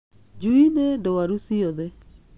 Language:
Kikuyu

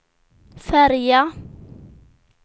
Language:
Swedish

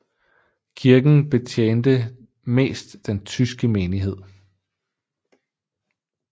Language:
Danish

